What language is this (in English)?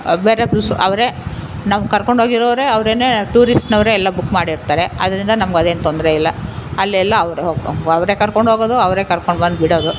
Kannada